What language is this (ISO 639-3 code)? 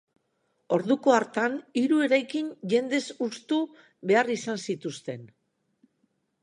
eus